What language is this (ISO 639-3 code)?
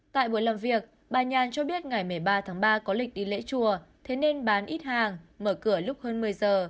vie